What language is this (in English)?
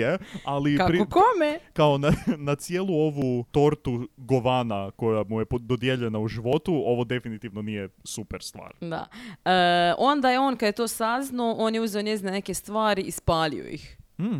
Croatian